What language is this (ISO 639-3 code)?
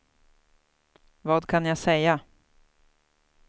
swe